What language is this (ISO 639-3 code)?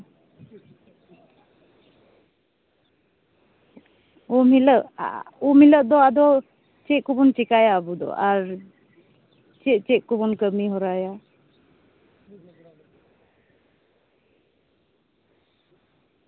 sat